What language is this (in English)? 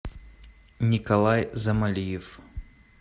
Russian